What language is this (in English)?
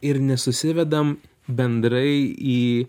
Lithuanian